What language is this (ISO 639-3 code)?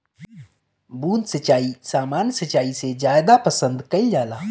bho